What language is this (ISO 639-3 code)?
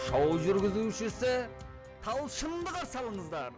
kaz